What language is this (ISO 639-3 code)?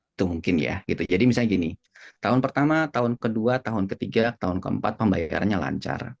ind